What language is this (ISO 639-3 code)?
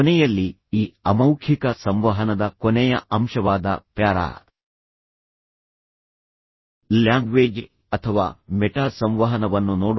kan